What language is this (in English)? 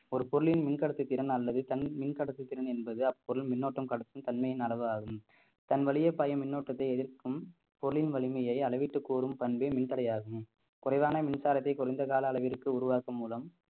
Tamil